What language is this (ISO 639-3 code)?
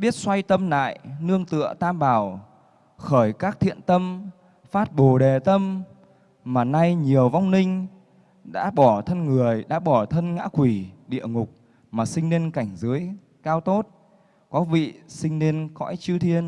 vie